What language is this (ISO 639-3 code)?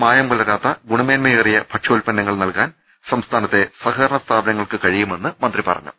mal